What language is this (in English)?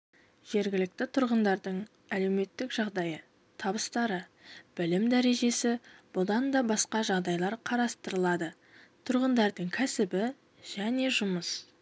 Kazakh